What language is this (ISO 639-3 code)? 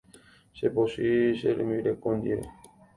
grn